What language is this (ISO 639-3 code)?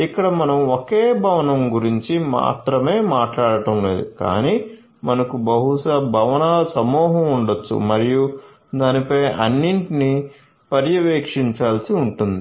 tel